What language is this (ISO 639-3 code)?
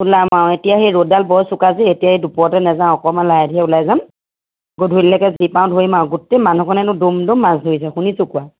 asm